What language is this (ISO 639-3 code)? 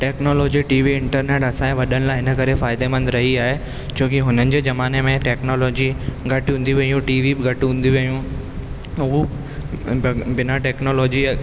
snd